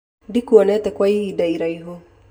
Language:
Kikuyu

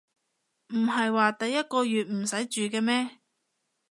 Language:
Cantonese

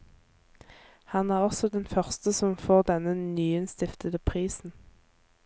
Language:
Norwegian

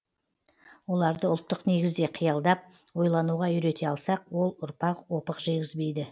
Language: Kazakh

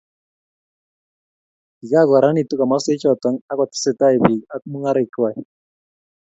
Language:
Kalenjin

